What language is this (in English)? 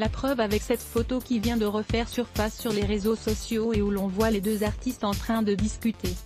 French